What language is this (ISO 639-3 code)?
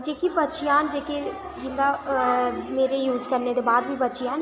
doi